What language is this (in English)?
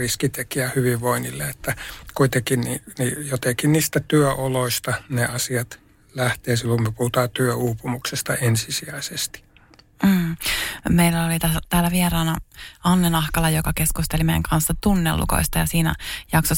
Finnish